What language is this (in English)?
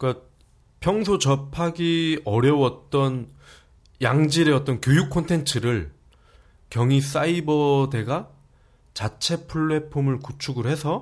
Korean